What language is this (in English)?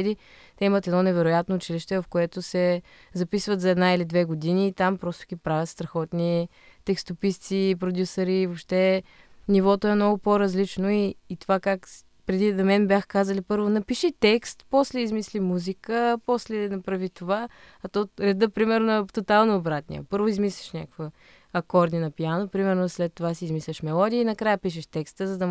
Bulgarian